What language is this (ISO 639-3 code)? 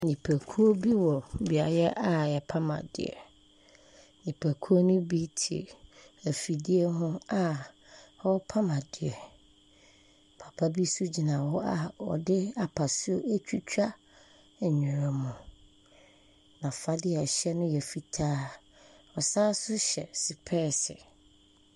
aka